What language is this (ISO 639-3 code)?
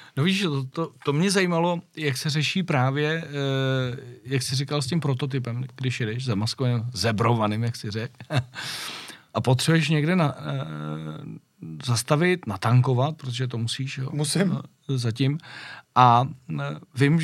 ces